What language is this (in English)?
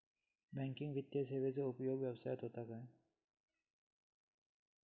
Marathi